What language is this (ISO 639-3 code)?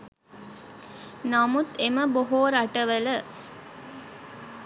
sin